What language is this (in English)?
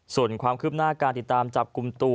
Thai